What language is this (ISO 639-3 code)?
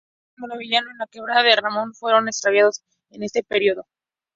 spa